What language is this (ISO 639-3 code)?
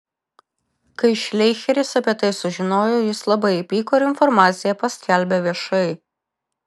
lit